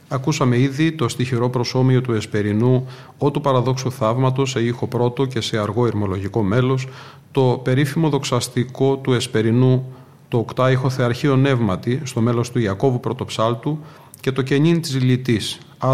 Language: Greek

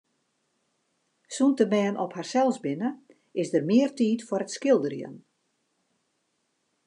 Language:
Western Frisian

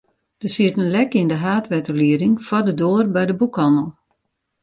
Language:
Western Frisian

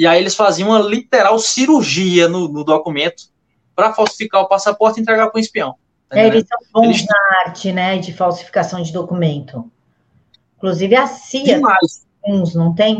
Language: Portuguese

